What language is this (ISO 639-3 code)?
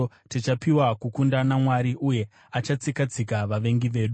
sna